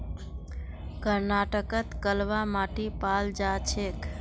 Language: Magahi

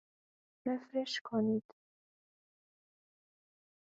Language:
Persian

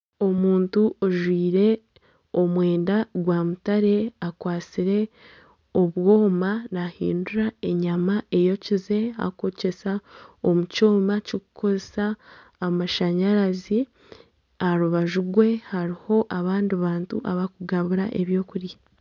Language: Nyankole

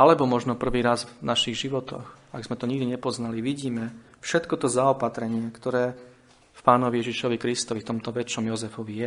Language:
Slovak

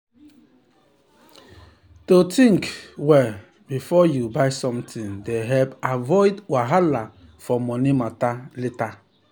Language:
Nigerian Pidgin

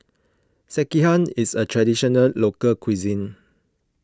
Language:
English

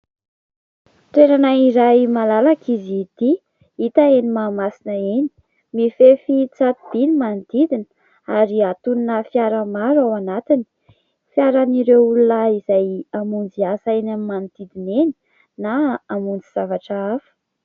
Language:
Malagasy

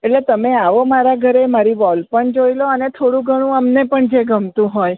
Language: Gujarati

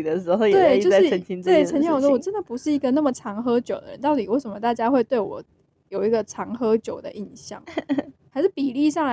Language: Chinese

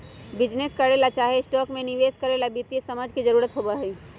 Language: Magahi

